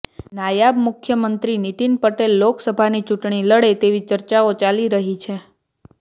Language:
Gujarati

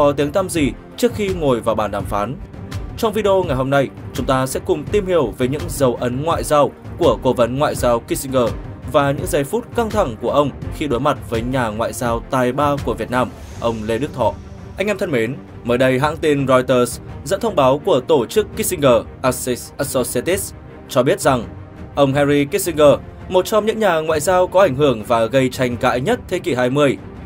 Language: Vietnamese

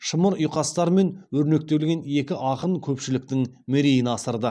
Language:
Kazakh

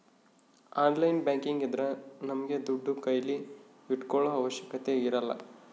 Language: Kannada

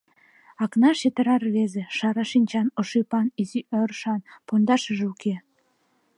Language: Mari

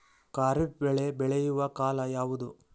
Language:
Kannada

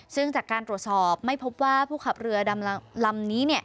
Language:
Thai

